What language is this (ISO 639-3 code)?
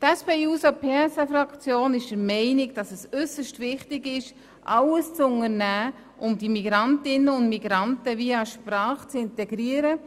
gsw